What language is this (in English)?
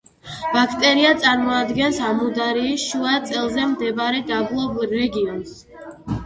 Georgian